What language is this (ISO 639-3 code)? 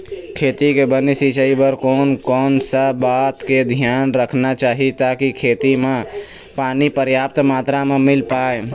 hne